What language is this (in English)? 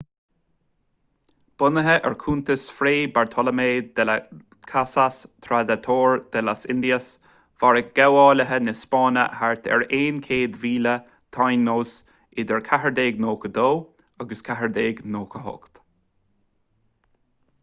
Irish